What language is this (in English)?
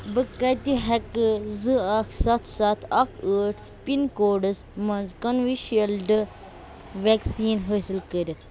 Kashmiri